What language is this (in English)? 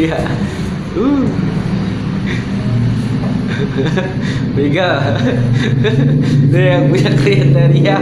Indonesian